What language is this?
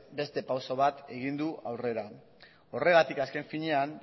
Basque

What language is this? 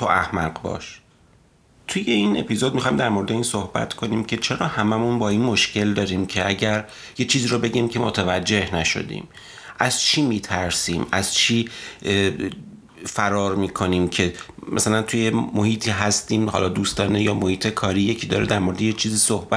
Persian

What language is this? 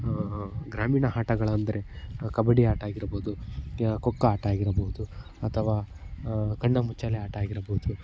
Kannada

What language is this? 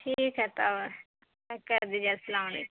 Urdu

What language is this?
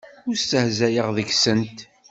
Kabyle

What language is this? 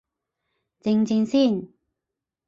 Cantonese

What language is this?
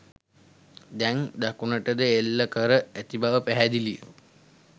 Sinhala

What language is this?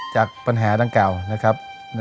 Thai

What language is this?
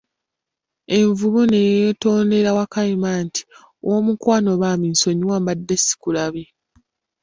Ganda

